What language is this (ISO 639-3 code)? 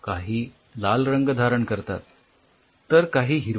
mar